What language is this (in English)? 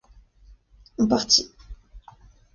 French